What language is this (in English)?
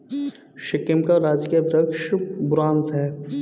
Hindi